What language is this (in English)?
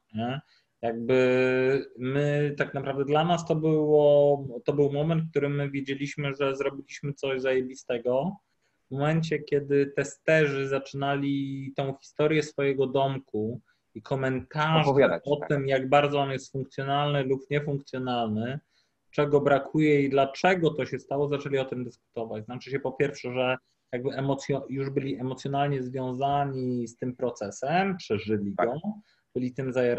Polish